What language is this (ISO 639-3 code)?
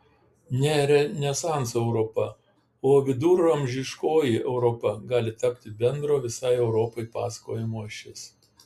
lit